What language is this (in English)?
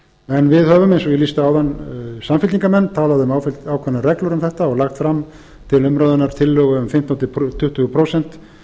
Icelandic